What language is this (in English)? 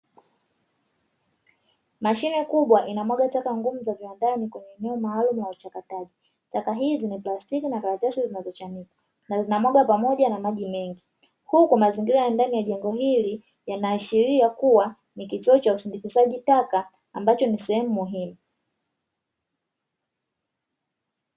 Swahili